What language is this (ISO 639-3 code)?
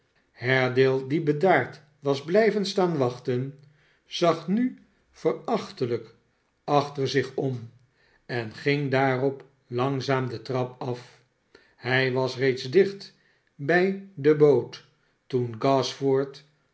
nld